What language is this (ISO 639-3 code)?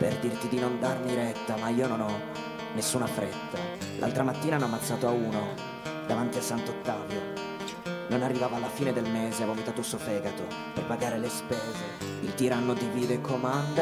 ita